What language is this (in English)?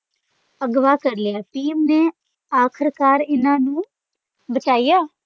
Punjabi